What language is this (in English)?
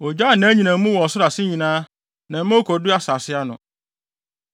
Akan